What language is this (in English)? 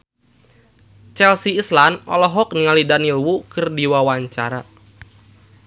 Sundanese